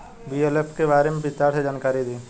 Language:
Bhojpuri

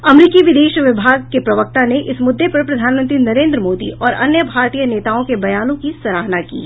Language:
Hindi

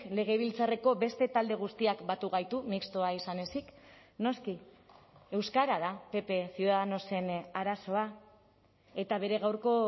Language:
Basque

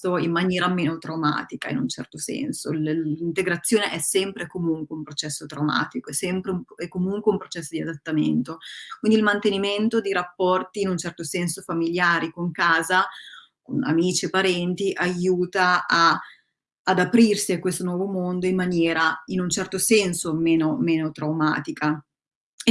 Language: Italian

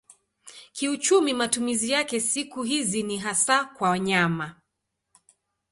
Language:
Swahili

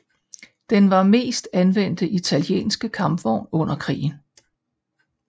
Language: Danish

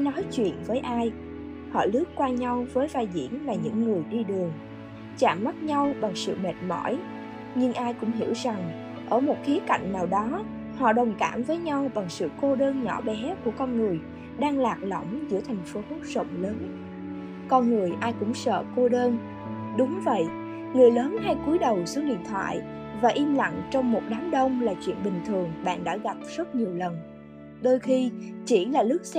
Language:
Vietnamese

